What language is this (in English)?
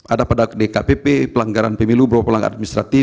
Indonesian